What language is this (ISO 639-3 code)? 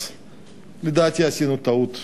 heb